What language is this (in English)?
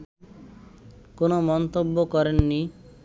Bangla